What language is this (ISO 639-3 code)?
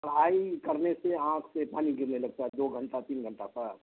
urd